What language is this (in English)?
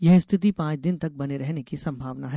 Hindi